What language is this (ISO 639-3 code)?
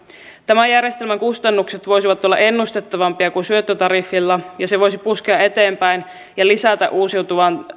fin